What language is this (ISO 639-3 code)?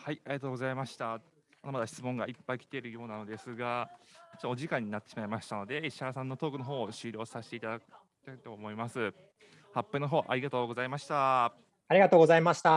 jpn